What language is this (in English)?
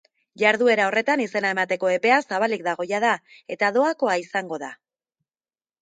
Basque